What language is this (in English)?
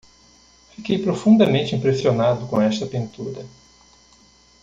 Portuguese